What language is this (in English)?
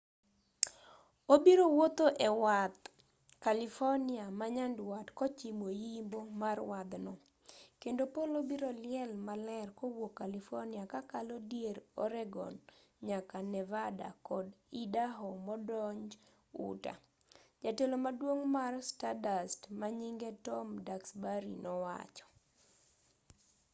Luo (Kenya and Tanzania)